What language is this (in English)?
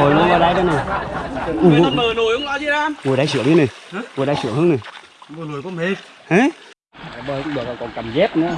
Vietnamese